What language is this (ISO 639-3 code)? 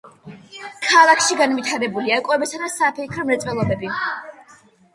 kat